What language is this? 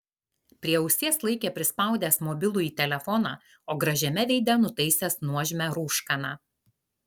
Lithuanian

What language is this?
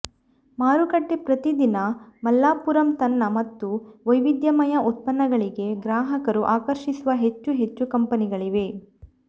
Kannada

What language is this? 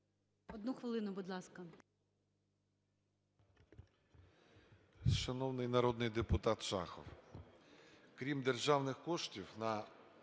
Ukrainian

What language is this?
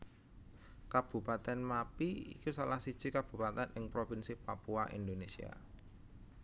Javanese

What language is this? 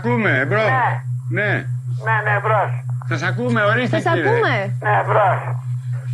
Greek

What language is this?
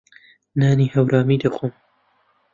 Central Kurdish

